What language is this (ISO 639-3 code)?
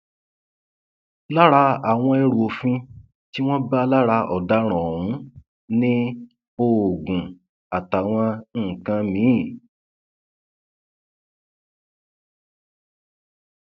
yor